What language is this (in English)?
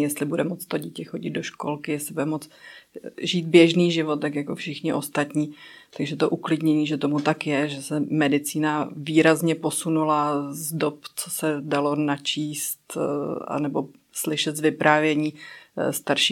Czech